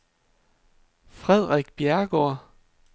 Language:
Danish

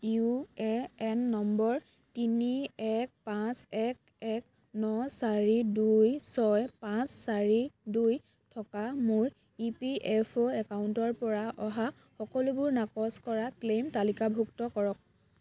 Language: Assamese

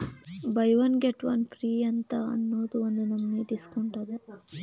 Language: Kannada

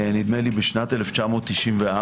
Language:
Hebrew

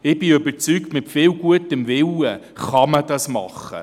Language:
Swiss German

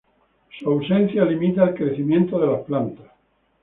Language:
Spanish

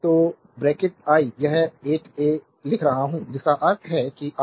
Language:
Hindi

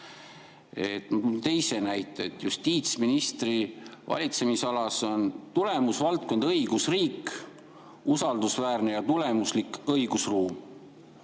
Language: Estonian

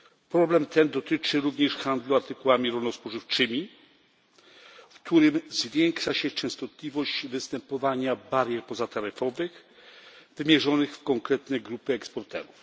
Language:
Polish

